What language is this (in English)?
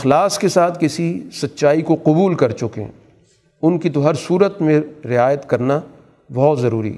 Urdu